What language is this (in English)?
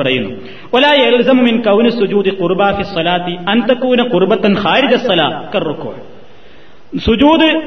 Malayalam